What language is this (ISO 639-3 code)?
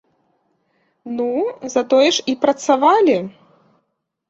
bel